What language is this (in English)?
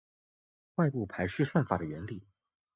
Chinese